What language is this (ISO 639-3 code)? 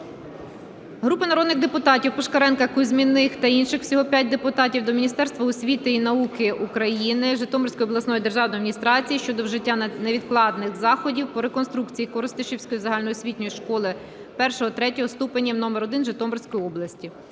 ukr